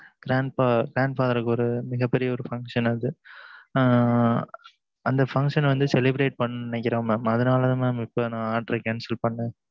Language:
Tamil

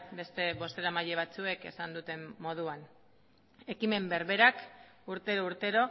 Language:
Basque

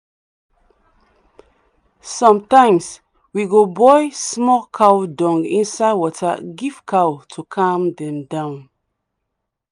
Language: Nigerian Pidgin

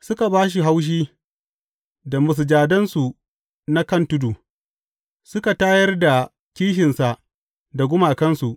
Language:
Hausa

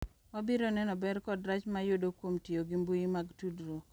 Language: Luo (Kenya and Tanzania)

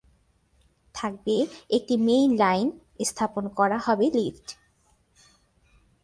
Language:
Bangla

